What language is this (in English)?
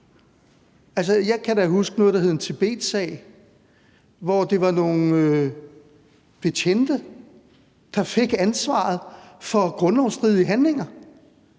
Danish